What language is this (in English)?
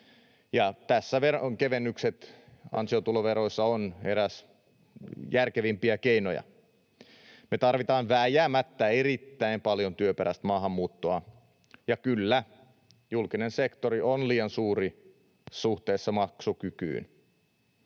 Finnish